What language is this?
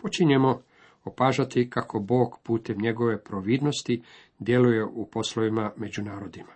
Croatian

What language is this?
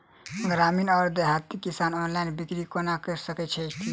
Maithili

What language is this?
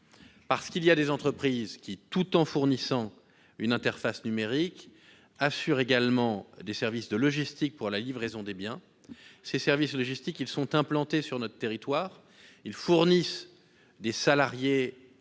French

